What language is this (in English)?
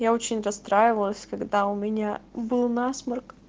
Russian